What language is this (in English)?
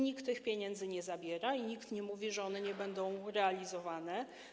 Polish